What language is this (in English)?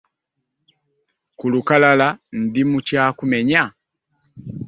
Ganda